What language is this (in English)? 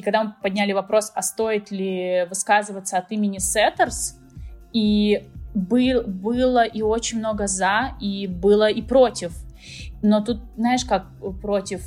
Russian